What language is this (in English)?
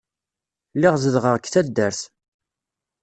Kabyle